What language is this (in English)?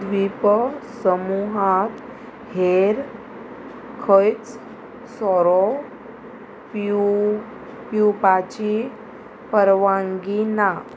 Konkani